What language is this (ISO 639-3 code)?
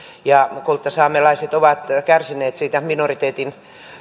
fin